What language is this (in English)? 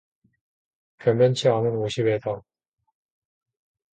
Korean